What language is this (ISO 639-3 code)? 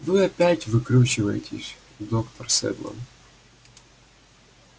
rus